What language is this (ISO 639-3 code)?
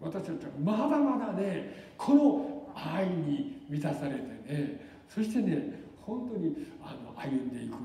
jpn